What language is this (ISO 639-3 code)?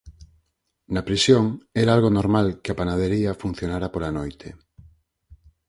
glg